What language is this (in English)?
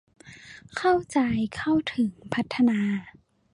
Thai